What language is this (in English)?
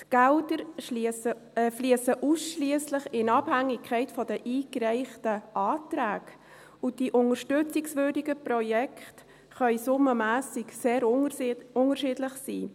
Swiss German